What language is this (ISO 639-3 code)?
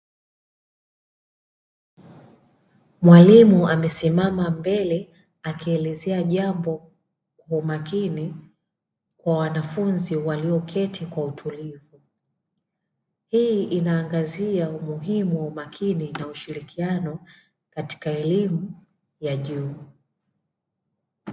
swa